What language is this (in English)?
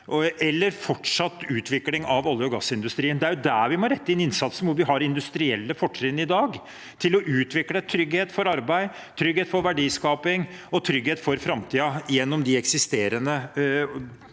Norwegian